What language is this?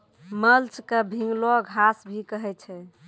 Maithili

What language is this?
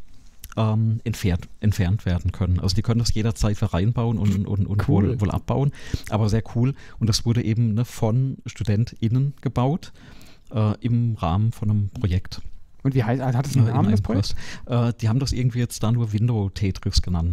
German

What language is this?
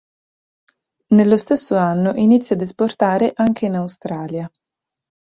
Italian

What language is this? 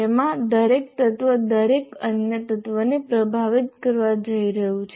Gujarati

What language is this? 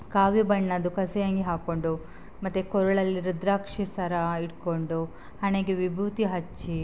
Kannada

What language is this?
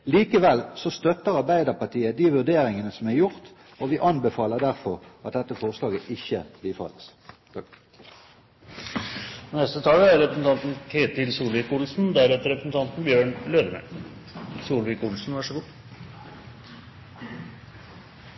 Norwegian Bokmål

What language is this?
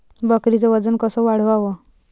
Marathi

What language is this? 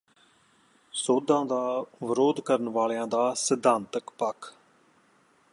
Punjabi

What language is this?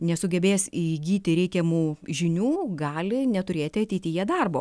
Lithuanian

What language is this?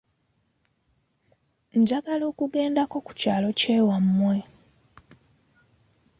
Ganda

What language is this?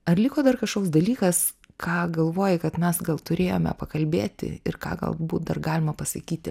Lithuanian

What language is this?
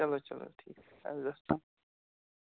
Kashmiri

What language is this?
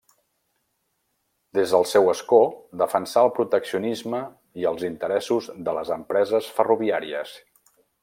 Catalan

